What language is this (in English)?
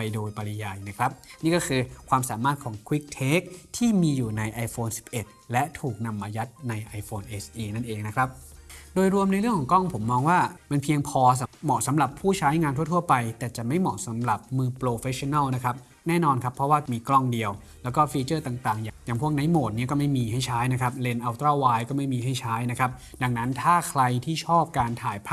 Thai